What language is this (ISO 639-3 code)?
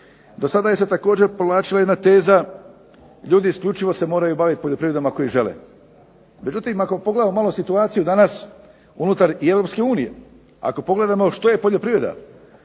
hrv